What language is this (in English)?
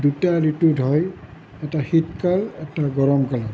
Assamese